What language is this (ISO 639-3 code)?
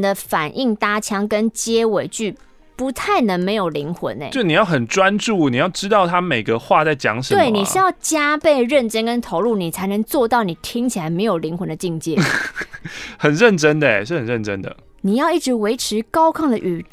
zho